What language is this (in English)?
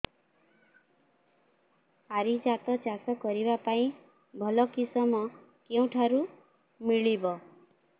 Odia